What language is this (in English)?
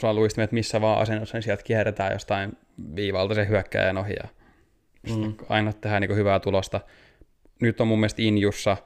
Finnish